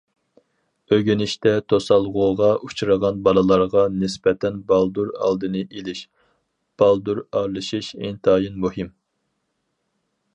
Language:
Uyghur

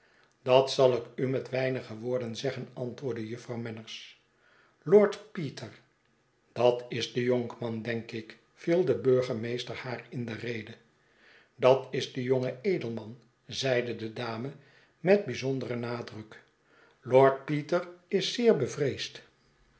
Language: Dutch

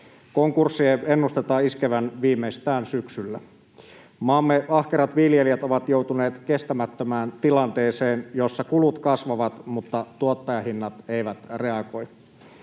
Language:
Finnish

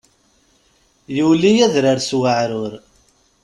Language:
Kabyle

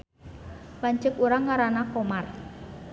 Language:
Sundanese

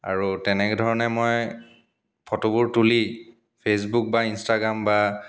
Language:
Assamese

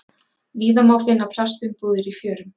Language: Icelandic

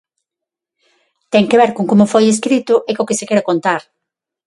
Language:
Galician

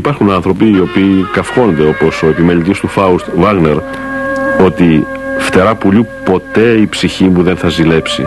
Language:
Greek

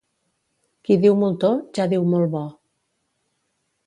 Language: Catalan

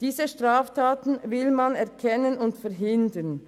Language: Swiss German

